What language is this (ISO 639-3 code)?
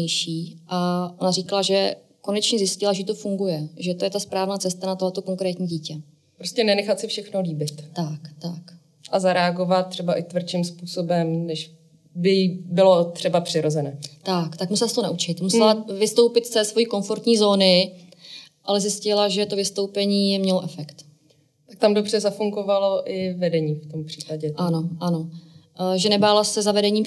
ces